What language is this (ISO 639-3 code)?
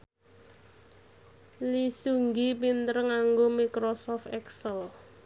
jav